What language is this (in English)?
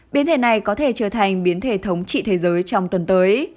Vietnamese